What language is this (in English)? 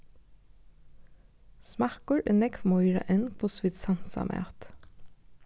Faroese